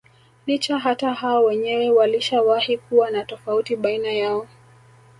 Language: Swahili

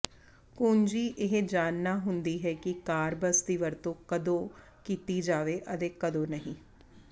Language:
Punjabi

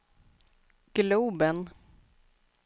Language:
Swedish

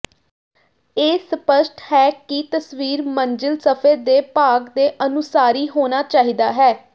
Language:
Punjabi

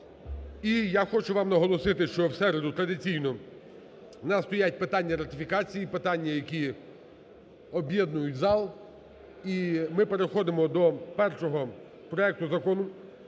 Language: Ukrainian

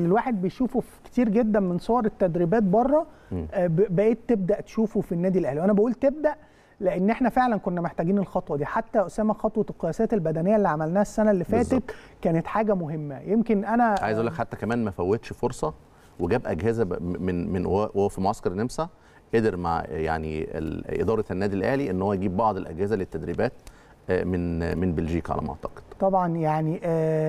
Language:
Arabic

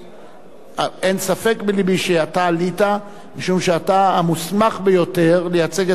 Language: Hebrew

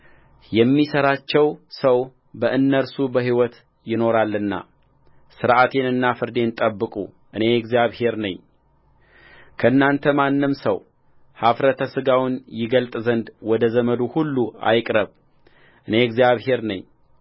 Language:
Amharic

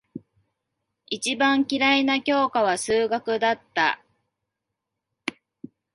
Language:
Japanese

